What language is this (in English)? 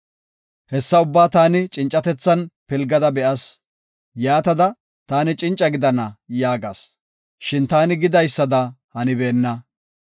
Gofa